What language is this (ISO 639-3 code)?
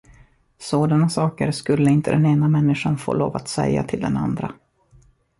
swe